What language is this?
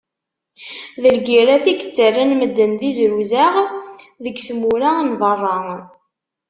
Kabyle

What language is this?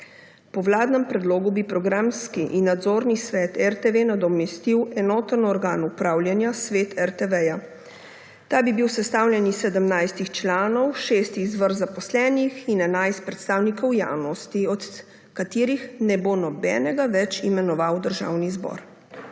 Slovenian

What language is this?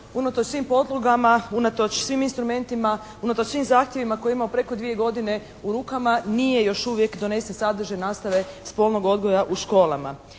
Croatian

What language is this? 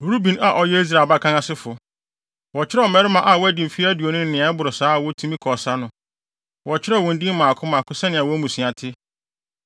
Akan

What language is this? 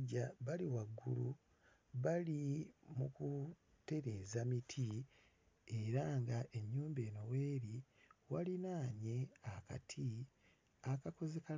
Ganda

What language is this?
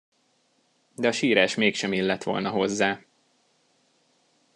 Hungarian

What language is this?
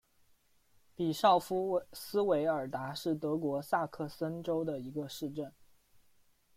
Chinese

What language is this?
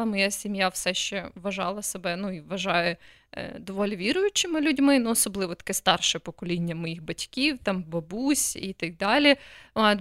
Ukrainian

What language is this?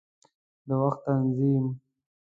Pashto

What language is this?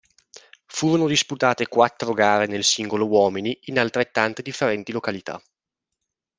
Italian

